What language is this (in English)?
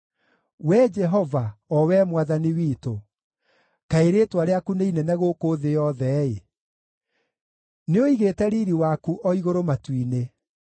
Kikuyu